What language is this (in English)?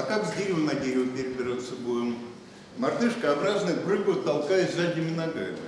Russian